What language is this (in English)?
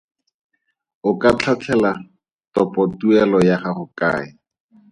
Tswana